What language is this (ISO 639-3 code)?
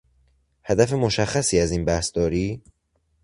fas